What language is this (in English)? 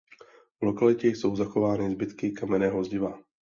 Czech